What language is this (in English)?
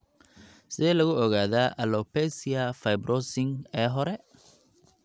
Somali